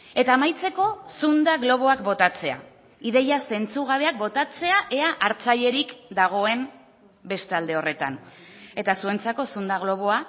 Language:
Basque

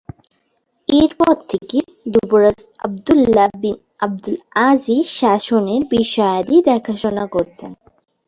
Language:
Bangla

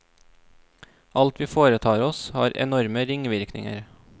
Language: Norwegian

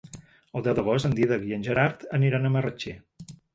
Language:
Catalan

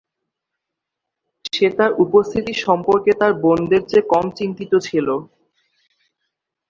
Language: Bangla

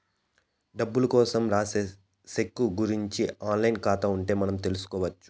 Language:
Telugu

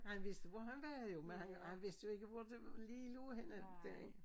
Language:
Danish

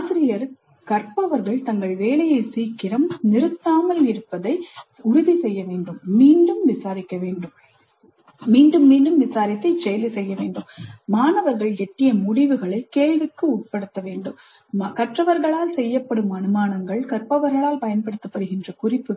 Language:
Tamil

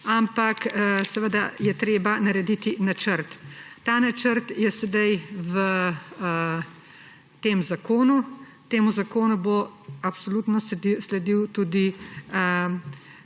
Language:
Slovenian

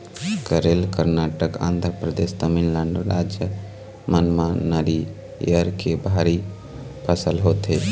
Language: Chhattisgarhi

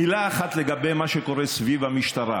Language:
Hebrew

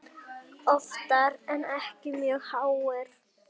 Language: Icelandic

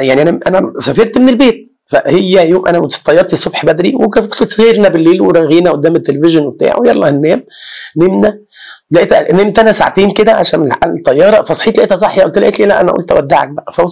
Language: Arabic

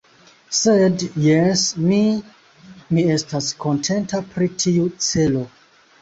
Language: Esperanto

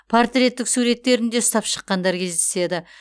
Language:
Kazakh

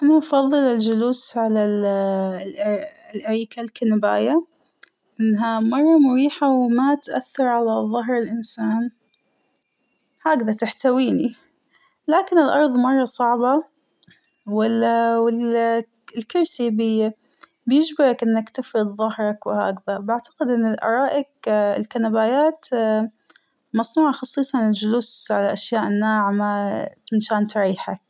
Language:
Hijazi Arabic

